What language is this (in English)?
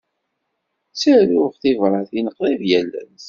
Kabyle